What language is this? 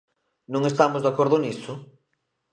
Galician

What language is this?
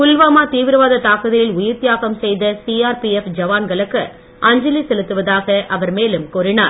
Tamil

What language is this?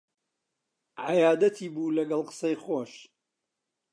Central Kurdish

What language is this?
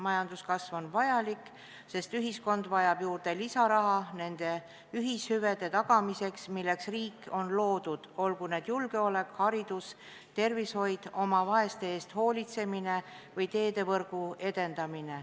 Estonian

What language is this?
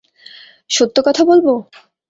Bangla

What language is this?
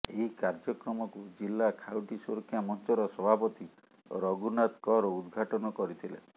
Odia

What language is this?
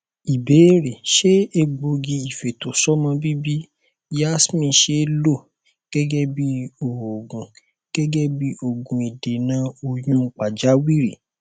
Yoruba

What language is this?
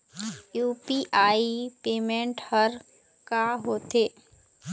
Chhattisgarhi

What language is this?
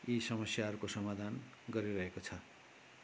Nepali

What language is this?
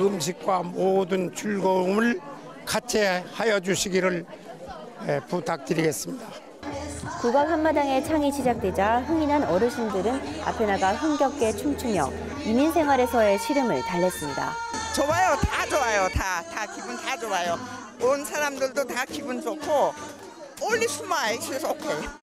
Korean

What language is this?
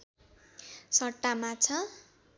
Nepali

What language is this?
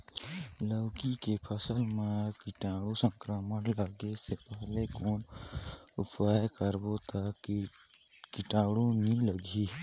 Chhattisgarhi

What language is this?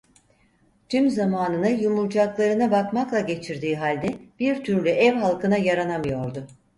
Turkish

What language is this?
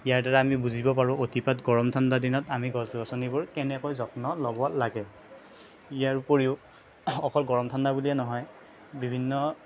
Assamese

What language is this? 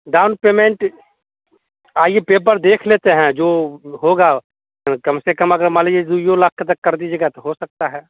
Hindi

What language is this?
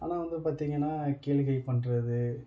Tamil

